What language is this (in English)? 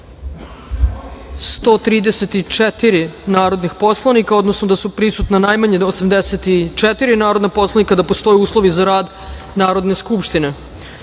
Serbian